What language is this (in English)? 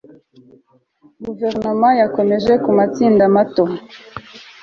Kinyarwanda